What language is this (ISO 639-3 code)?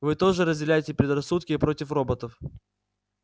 rus